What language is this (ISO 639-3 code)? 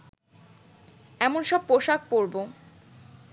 ben